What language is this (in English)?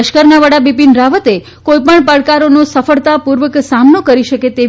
Gujarati